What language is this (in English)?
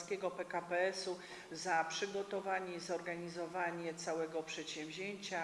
Polish